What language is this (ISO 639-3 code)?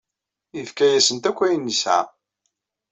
kab